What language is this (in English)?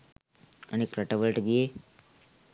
Sinhala